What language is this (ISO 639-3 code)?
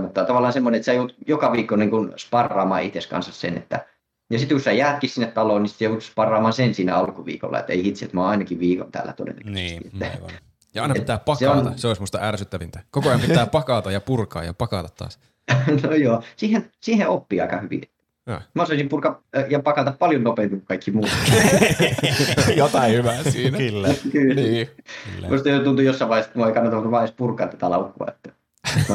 fin